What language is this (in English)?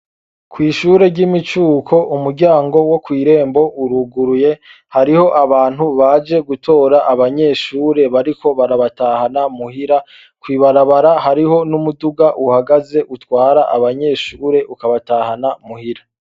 Rundi